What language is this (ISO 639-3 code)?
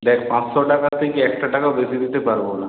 ben